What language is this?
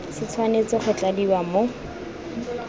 Tswana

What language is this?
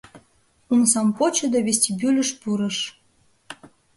Mari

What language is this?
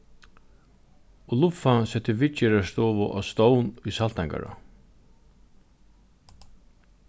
Faroese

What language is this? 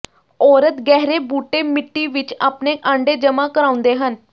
Punjabi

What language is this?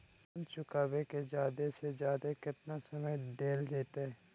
Magahi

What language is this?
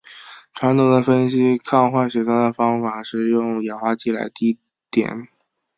Chinese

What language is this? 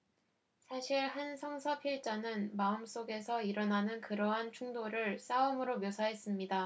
Korean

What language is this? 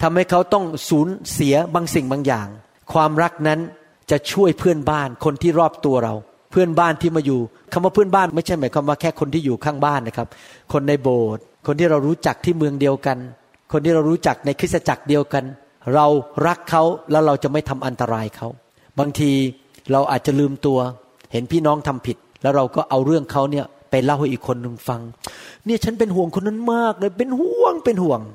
Thai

